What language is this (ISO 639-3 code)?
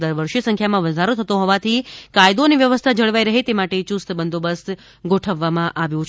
guj